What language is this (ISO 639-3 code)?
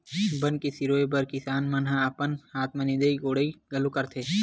hne